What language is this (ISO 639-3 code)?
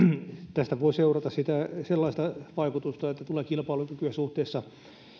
fin